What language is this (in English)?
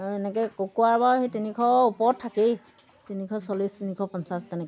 Assamese